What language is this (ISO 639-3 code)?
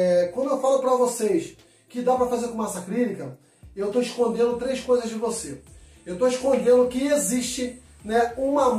por